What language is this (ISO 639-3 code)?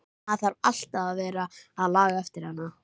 isl